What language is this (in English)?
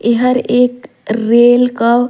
Surgujia